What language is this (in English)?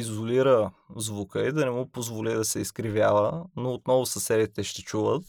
Bulgarian